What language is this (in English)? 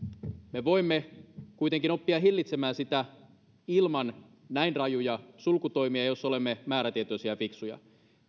Finnish